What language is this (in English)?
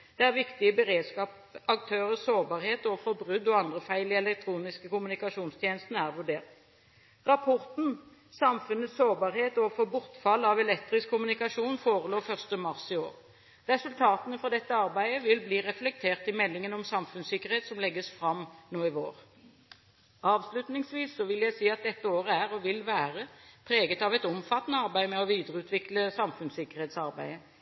Norwegian Bokmål